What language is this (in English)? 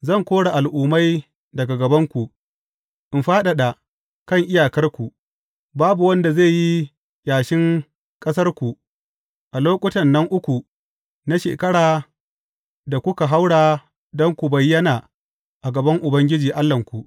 Hausa